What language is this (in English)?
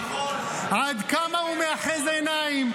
Hebrew